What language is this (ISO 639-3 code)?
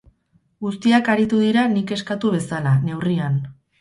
eus